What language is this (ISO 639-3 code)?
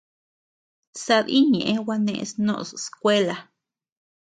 cux